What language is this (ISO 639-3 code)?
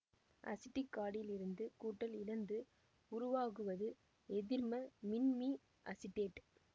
tam